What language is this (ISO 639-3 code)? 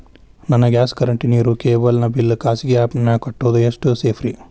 kan